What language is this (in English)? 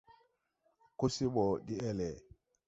Tupuri